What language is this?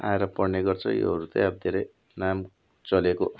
Nepali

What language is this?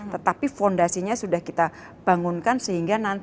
Indonesian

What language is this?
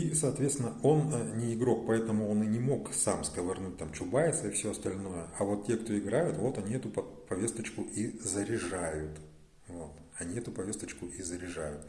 Russian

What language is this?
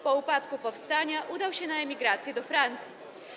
Polish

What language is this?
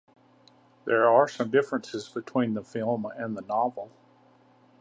English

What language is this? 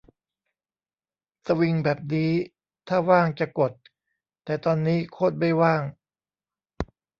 Thai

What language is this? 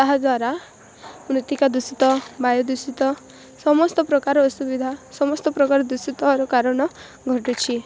Odia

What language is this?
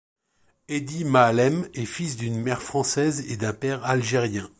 French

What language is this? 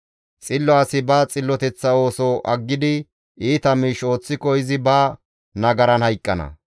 Gamo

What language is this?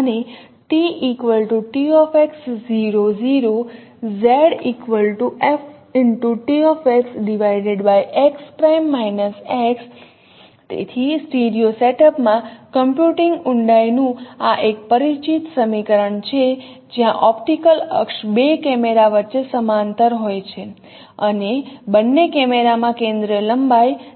Gujarati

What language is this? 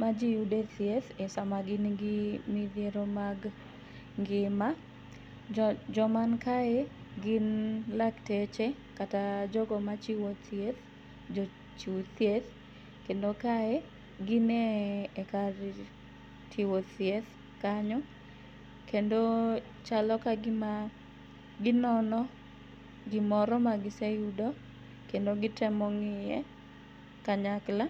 Luo (Kenya and Tanzania)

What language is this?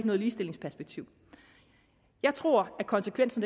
Danish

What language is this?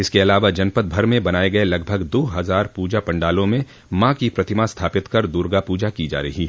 Hindi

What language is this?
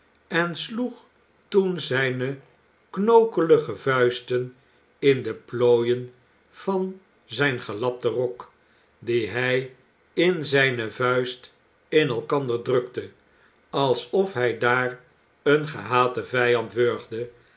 Dutch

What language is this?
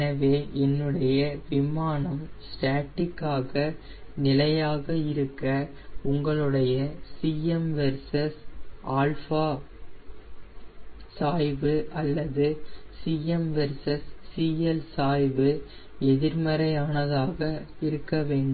Tamil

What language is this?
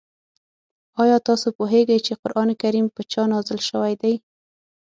Pashto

